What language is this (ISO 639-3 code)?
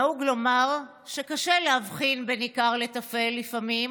heb